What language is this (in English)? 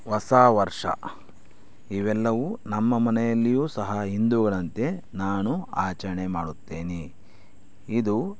Kannada